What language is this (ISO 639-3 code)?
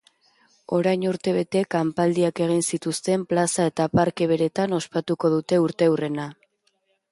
eus